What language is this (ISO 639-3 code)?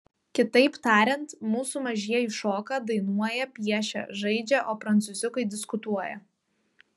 lit